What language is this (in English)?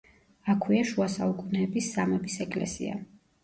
Georgian